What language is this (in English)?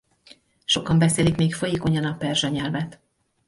Hungarian